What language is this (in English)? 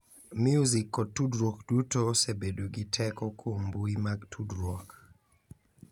Luo (Kenya and Tanzania)